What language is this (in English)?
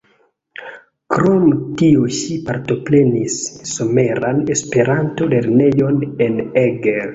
Esperanto